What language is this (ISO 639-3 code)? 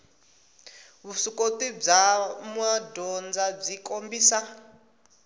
tso